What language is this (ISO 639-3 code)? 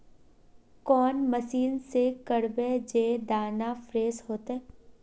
mag